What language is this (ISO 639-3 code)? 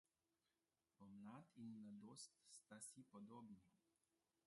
slv